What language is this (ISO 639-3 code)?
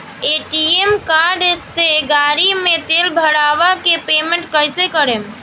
bho